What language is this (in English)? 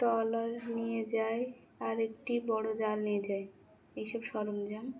Bangla